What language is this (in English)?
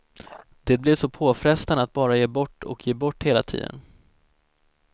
Swedish